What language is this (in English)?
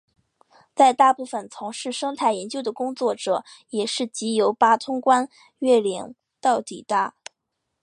Chinese